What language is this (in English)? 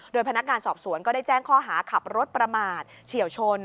Thai